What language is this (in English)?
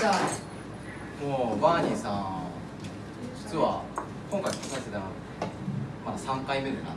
Japanese